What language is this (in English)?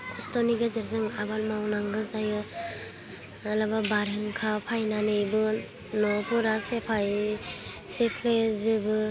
Bodo